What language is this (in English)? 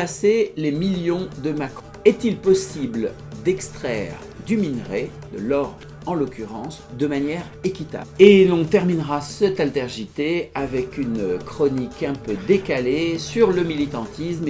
French